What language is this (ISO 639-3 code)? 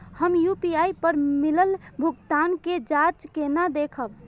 mai